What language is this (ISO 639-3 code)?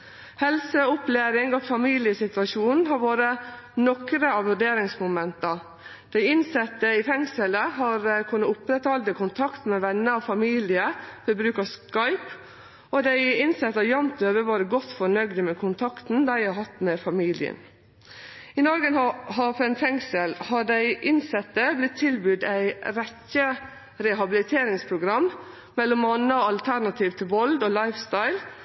nno